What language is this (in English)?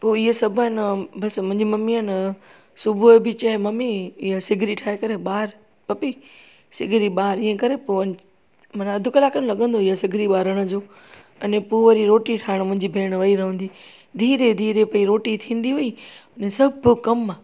Sindhi